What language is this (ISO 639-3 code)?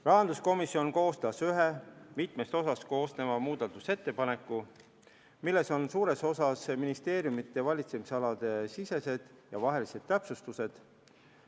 est